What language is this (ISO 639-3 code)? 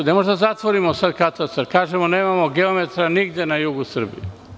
srp